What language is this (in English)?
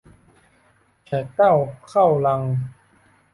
Thai